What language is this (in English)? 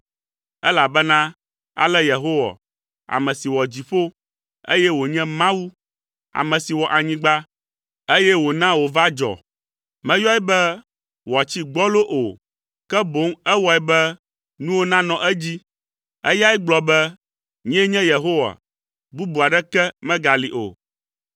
Ewe